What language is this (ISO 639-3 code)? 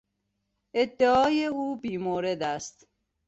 fas